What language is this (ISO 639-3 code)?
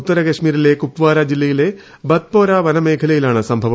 mal